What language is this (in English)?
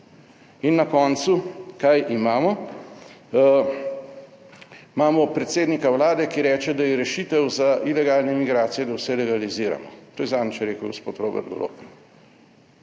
Slovenian